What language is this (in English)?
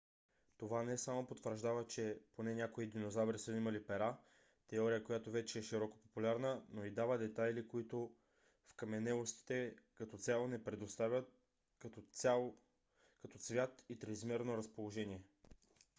Bulgarian